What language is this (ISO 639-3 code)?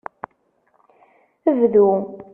kab